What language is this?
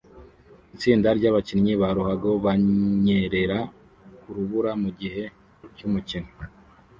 Kinyarwanda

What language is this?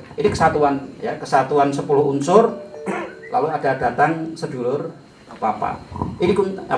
Indonesian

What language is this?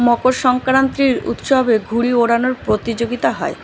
Bangla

